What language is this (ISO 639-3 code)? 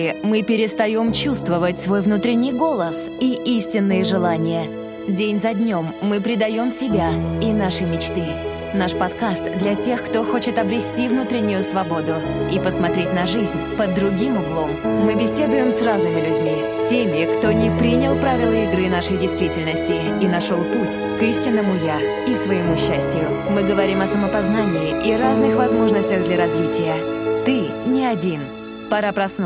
rus